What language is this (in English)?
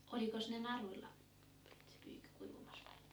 Finnish